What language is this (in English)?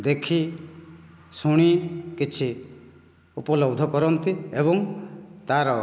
Odia